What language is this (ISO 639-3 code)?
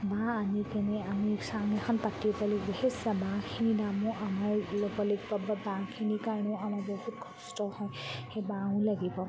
asm